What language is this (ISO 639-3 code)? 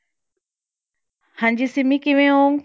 pan